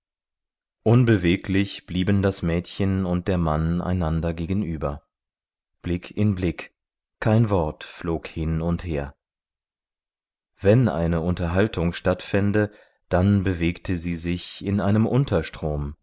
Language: German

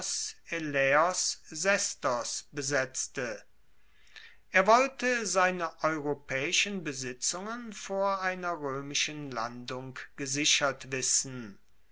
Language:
German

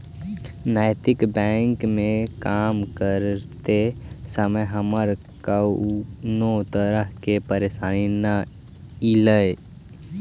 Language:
Magahi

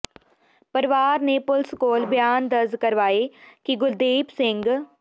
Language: Punjabi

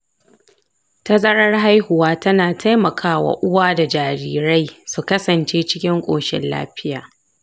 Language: Hausa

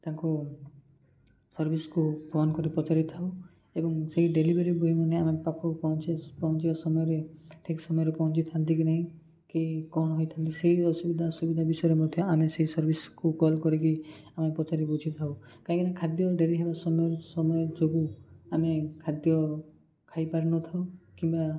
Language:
Odia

